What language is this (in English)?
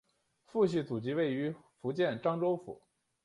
Chinese